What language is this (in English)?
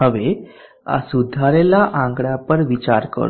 Gujarati